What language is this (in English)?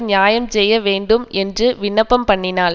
Tamil